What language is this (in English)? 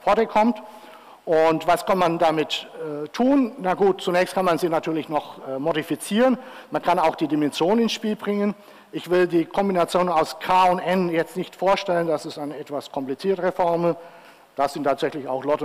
German